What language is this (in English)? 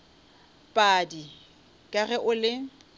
Northern Sotho